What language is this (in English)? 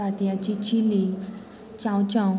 Konkani